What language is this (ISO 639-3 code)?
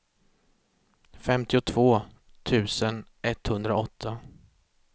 swe